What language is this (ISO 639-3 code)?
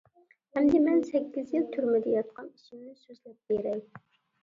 uig